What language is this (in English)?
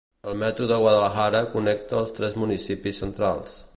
Catalan